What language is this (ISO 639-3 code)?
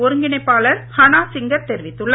tam